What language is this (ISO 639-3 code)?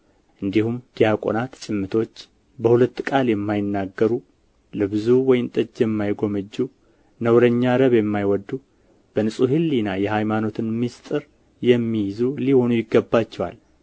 amh